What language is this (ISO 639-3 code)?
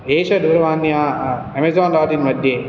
san